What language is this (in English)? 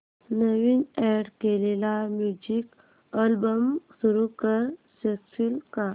Marathi